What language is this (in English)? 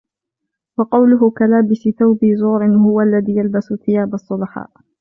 Arabic